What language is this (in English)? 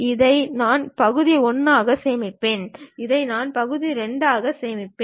Tamil